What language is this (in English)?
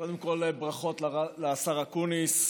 Hebrew